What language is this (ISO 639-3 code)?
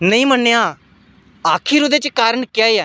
doi